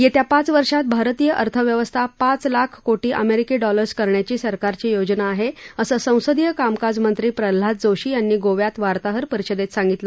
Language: Marathi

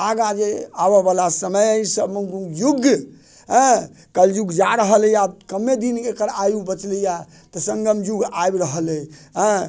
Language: Maithili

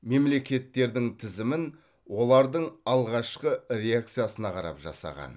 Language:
Kazakh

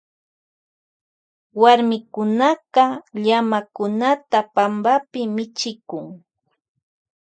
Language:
Loja Highland Quichua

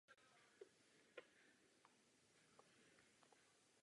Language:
Czech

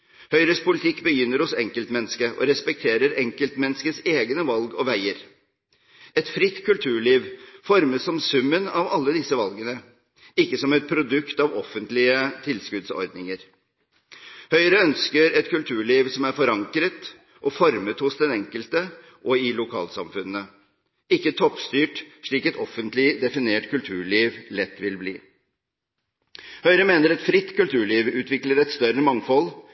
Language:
Norwegian Bokmål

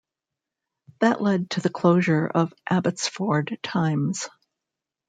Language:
English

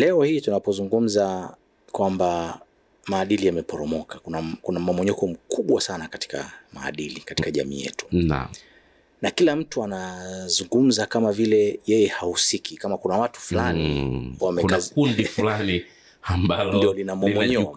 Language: Swahili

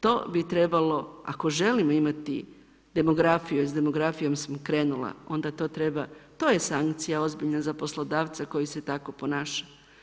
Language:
Croatian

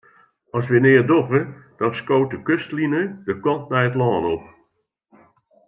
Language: Western Frisian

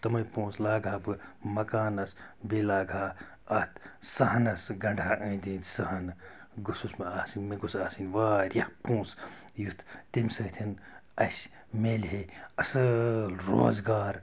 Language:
Kashmiri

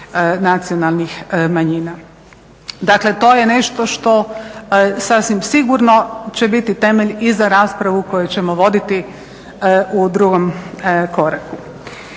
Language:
Croatian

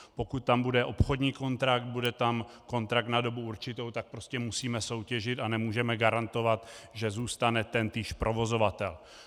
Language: Czech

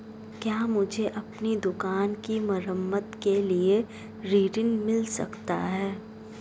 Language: Hindi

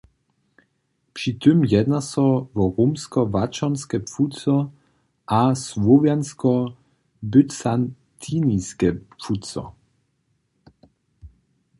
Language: Upper Sorbian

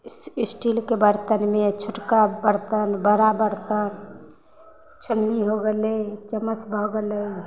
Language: Maithili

